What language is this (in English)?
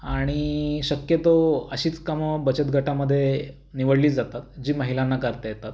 Marathi